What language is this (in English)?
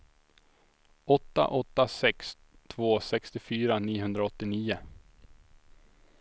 Swedish